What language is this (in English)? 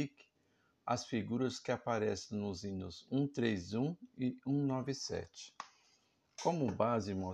Portuguese